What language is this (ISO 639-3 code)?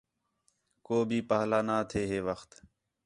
xhe